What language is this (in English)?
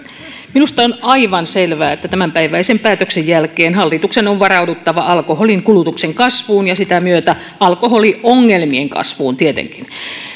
Finnish